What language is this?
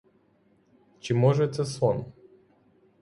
Ukrainian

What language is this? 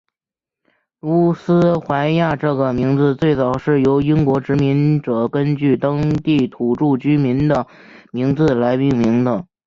Chinese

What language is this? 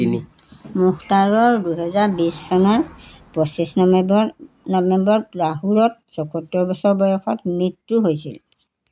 Assamese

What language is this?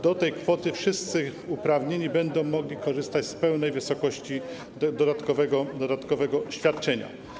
Polish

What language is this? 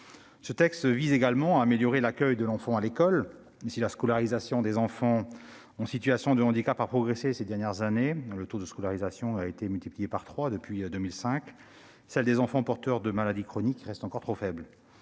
French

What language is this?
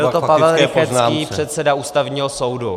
Czech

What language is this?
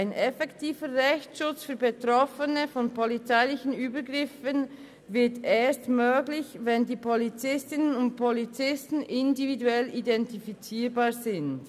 Swiss German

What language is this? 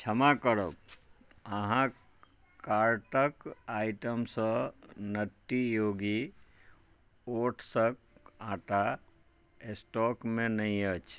Maithili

